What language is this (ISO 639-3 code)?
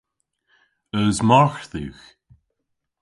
cor